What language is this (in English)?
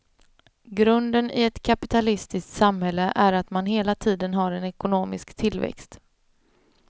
Swedish